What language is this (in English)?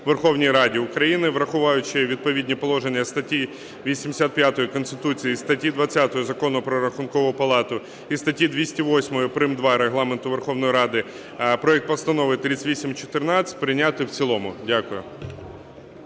Ukrainian